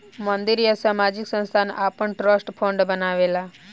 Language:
Bhojpuri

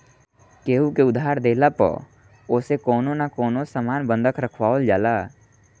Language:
Bhojpuri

